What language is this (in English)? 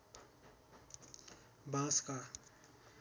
Nepali